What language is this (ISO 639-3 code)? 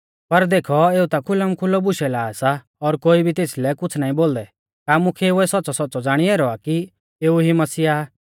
bfz